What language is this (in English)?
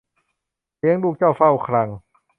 Thai